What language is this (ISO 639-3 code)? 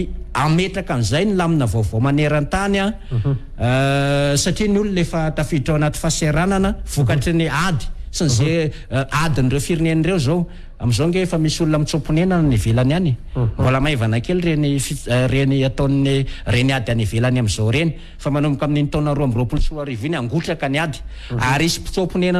ind